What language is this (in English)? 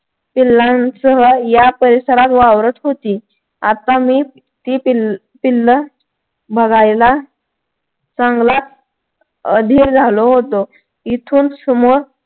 Marathi